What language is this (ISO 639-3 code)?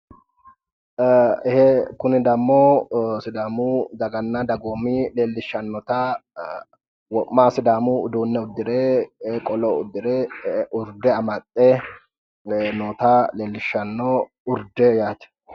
sid